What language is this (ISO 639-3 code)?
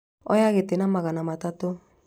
kik